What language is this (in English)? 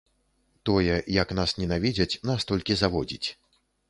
Belarusian